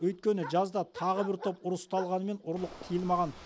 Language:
Kazakh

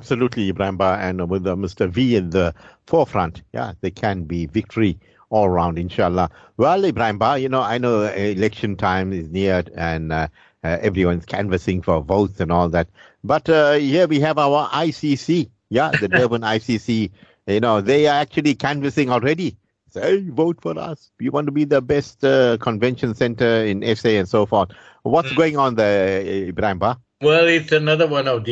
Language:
English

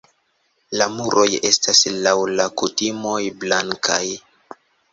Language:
Esperanto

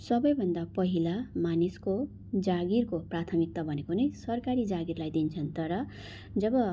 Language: Nepali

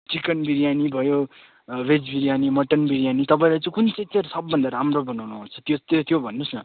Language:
Nepali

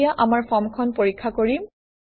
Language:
Assamese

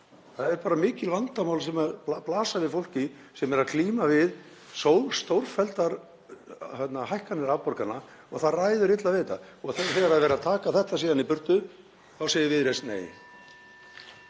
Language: Icelandic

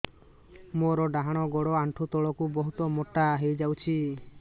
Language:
Odia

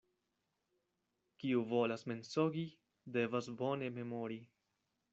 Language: Esperanto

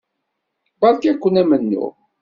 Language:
Kabyle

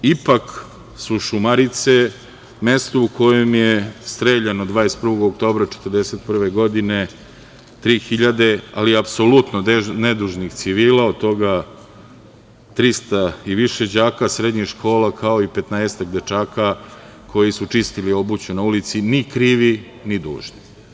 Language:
Serbian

